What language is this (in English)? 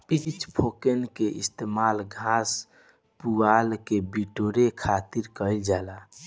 Bhojpuri